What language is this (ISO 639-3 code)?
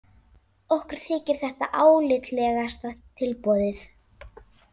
isl